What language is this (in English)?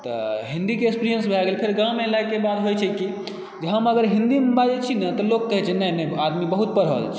Maithili